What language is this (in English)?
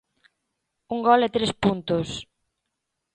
Galician